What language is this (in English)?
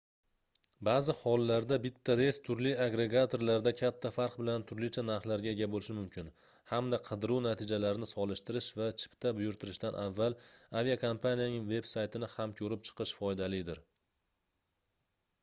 Uzbek